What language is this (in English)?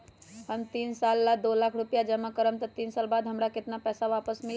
Magahi